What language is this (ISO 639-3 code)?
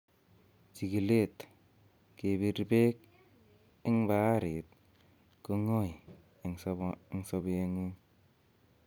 kln